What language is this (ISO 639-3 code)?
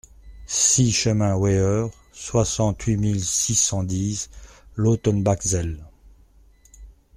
fra